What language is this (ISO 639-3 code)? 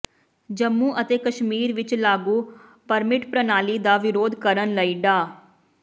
pan